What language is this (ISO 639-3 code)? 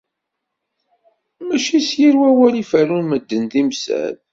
kab